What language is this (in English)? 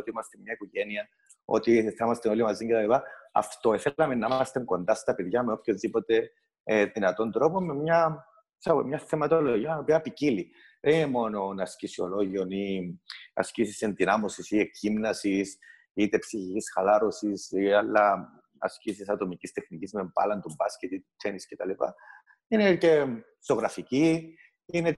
Greek